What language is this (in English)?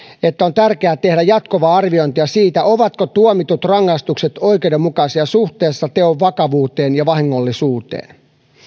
Finnish